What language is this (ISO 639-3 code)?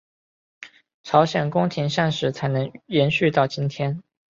zho